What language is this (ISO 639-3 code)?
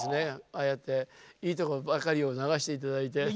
jpn